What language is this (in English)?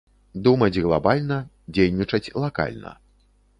Belarusian